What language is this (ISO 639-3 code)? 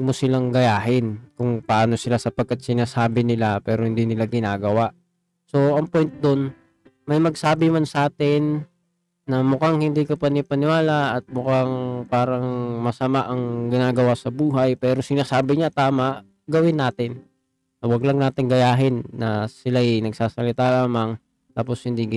fil